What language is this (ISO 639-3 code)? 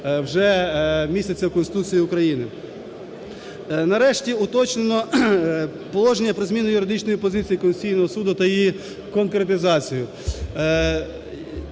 ukr